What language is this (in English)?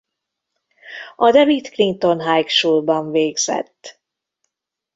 Hungarian